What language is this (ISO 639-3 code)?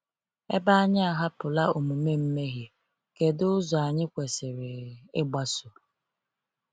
ibo